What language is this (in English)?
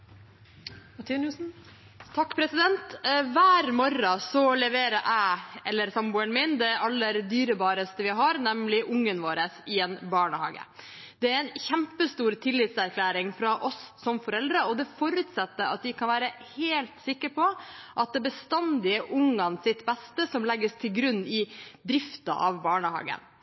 Norwegian Bokmål